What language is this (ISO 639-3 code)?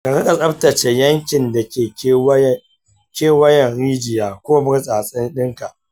hau